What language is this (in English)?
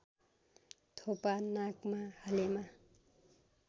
Nepali